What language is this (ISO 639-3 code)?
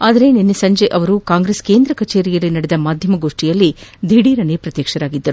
kan